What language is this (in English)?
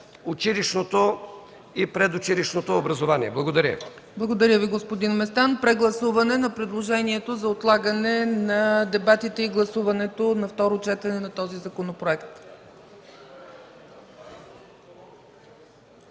Bulgarian